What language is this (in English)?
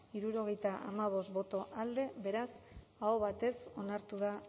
Basque